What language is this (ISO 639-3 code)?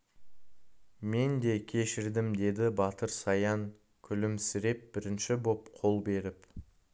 kaz